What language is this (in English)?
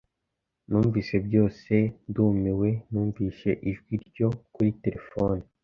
Kinyarwanda